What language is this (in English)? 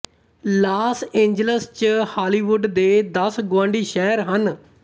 Punjabi